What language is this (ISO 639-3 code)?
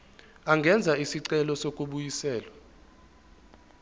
zul